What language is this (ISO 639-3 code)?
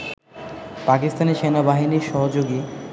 ben